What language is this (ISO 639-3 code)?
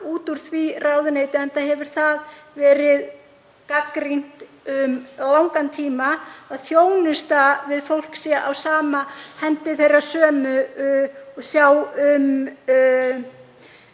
isl